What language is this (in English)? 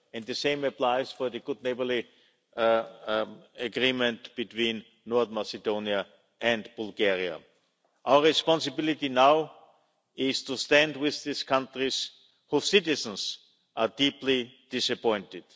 English